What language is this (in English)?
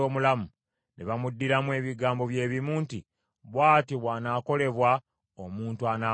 Ganda